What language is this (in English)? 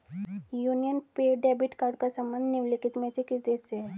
Hindi